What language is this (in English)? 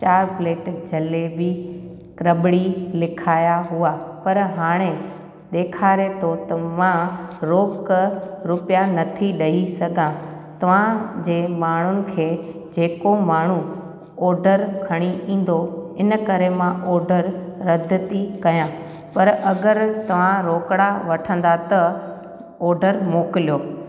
Sindhi